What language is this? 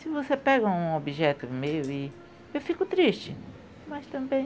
Portuguese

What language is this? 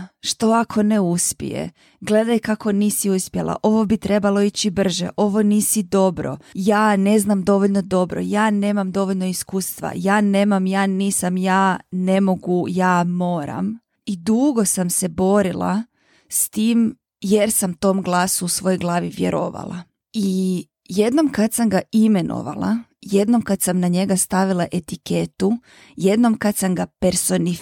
Croatian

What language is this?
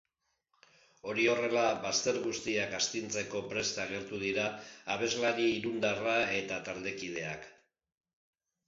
Basque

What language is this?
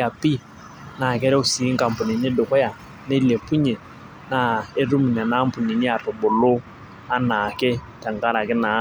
Masai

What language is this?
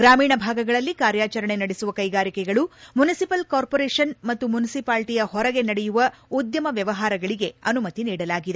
Kannada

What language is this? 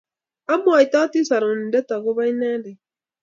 Kalenjin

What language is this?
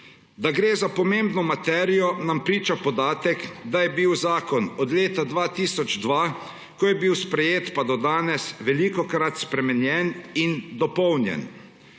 Slovenian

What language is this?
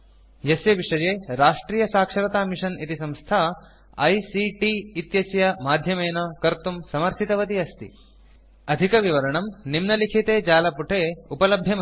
Sanskrit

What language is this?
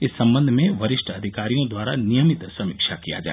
Hindi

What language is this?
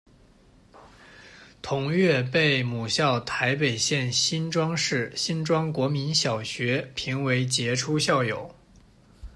Chinese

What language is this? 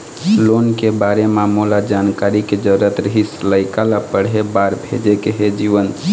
Chhattisgarhi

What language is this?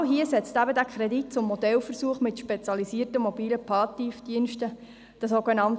Swiss German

